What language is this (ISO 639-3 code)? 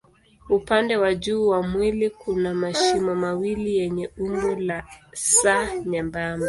swa